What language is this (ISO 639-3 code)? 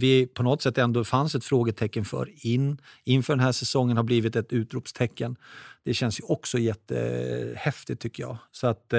swe